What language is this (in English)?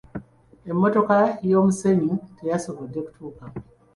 Ganda